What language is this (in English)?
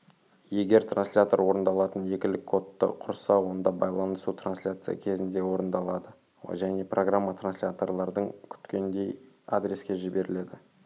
Kazakh